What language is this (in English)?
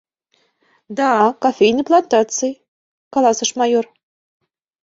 Mari